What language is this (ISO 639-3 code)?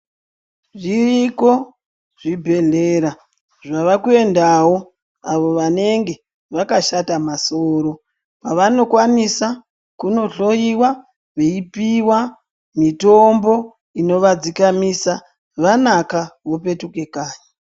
ndc